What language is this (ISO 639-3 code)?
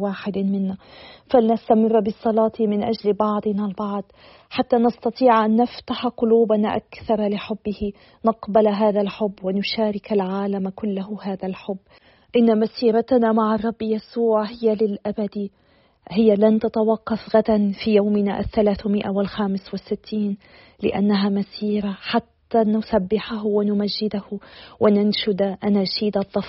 ara